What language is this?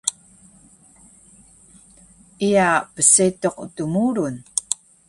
Taroko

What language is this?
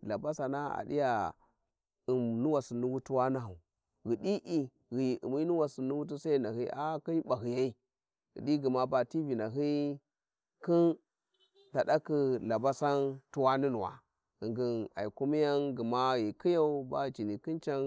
Warji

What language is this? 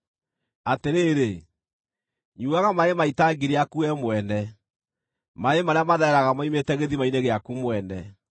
Kikuyu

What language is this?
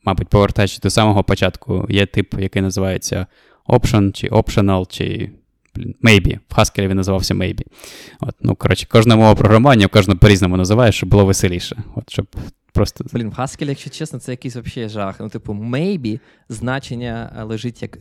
Ukrainian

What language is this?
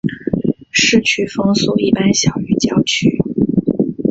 Chinese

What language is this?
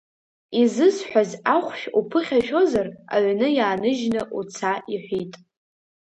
Abkhazian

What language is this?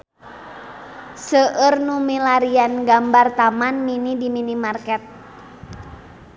Sundanese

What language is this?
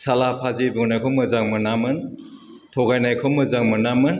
Bodo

